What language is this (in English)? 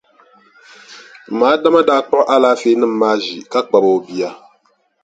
Dagbani